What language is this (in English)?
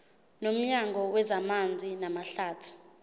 Zulu